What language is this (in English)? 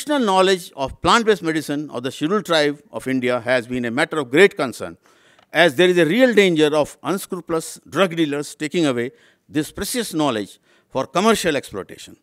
English